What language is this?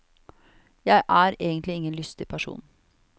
Norwegian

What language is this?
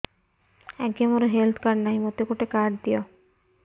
Odia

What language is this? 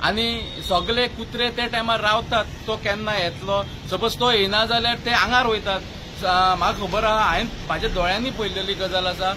Hindi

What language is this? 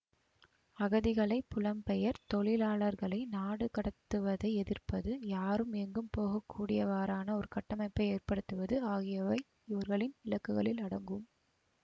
Tamil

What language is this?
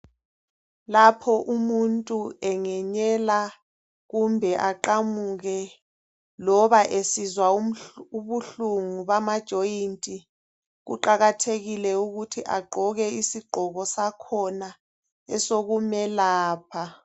North Ndebele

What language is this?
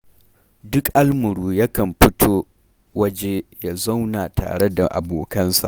Hausa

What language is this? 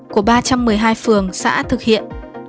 Vietnamese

